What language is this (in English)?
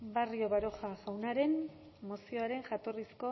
Basque